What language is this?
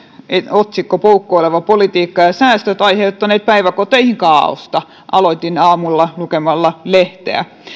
Finnish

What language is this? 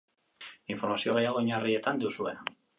Basque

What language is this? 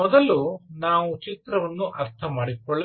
Kannada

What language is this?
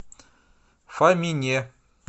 Russian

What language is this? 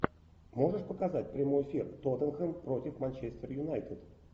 Russian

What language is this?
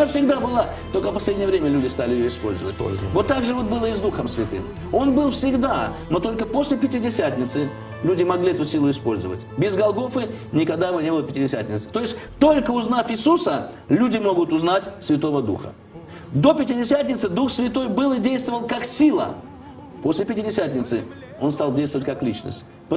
Russian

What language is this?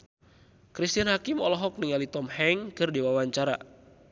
Sundanese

